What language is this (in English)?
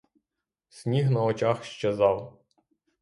Ukrainian